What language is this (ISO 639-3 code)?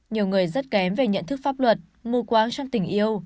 vie